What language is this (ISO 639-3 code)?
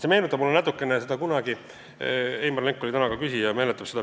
est